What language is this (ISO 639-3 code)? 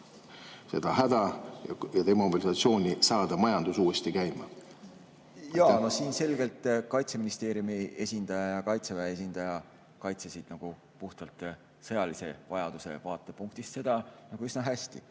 est